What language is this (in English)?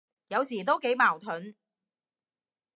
Cantonese